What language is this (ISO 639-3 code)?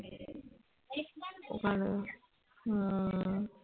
ben